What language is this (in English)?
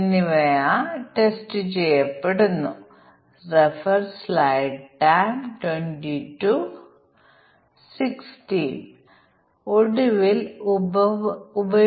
Malayalam